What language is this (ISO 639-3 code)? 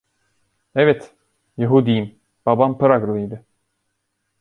tur